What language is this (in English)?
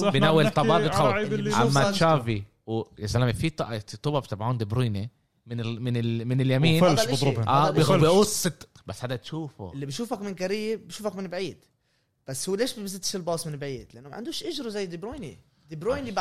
Arabic